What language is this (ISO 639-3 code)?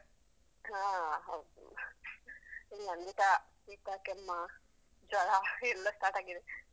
kan